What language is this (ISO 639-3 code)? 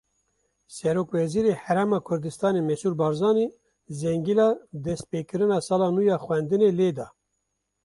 kur